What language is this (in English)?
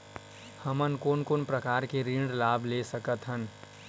Chhattisgarhi